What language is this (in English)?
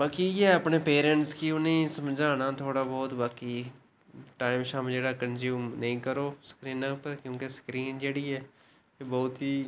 Dogri